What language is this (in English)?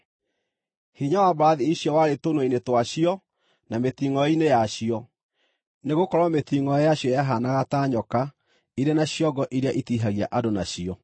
Kikuyu